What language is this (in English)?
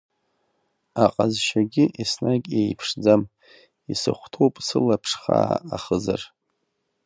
Abkhazian